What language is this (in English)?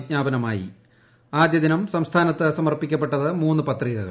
Malayalam